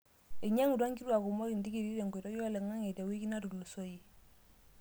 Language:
Masai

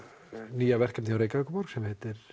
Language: Icelandic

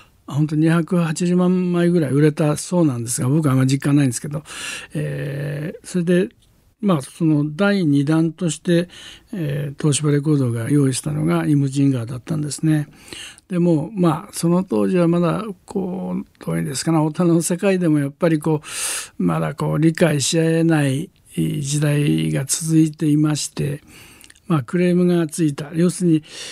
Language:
Japanese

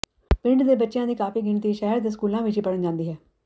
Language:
Punjabi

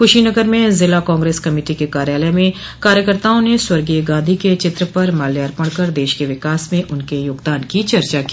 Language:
Hindi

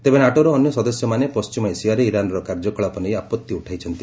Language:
Odia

